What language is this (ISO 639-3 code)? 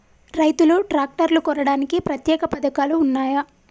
tel